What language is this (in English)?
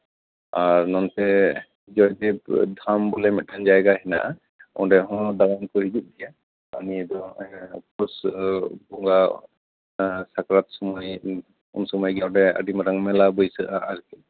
Santali